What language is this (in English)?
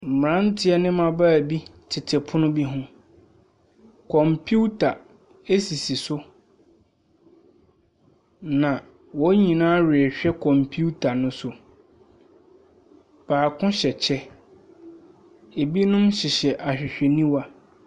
Akan